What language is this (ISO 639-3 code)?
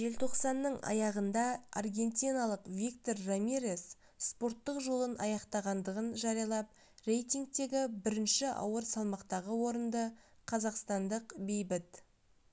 kaz